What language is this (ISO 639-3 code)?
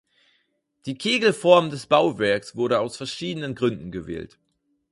deu